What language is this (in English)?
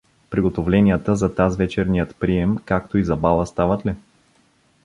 Bulgarian